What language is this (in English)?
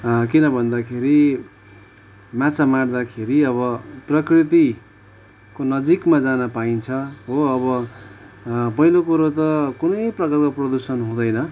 Nepali